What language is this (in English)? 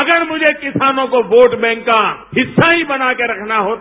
Hindi